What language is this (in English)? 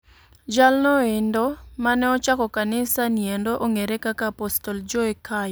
Luo (Kenya and Tanzania)